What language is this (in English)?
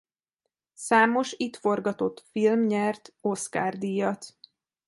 Hungarian